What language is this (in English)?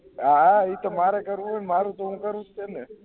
Gujarati